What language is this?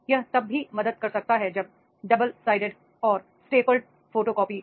Hindi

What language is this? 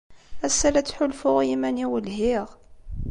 Kabyle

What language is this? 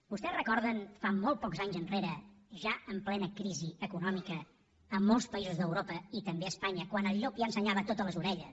Catalan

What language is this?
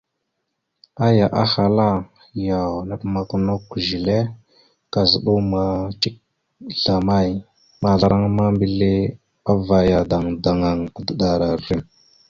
Mada (Cameroon)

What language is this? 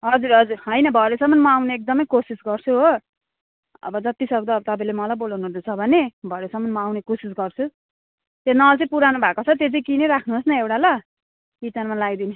Nepali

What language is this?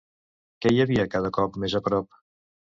Catalan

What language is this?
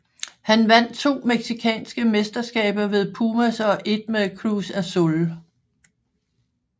Danish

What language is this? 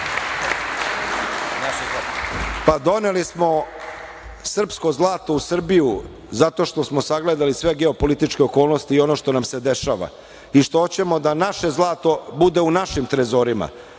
Serbian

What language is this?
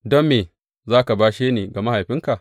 Hausa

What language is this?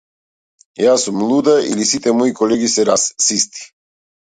Macedonian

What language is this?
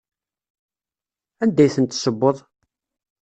Kabyle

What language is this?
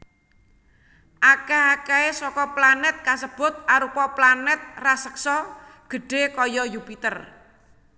Javanese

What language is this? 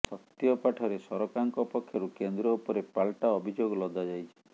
Odia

